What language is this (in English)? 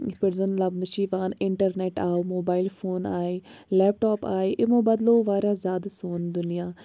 Kashmiri